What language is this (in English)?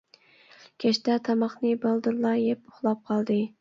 Uyghur